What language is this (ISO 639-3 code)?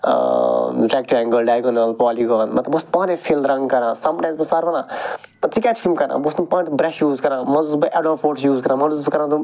kas